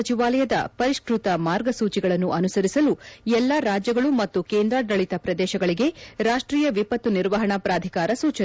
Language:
Kannada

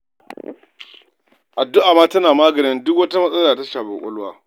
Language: Hausa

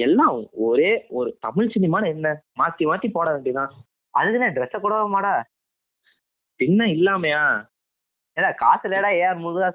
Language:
Tamil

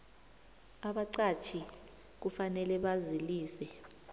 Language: South Ndebele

